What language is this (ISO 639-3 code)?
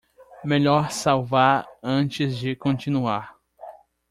por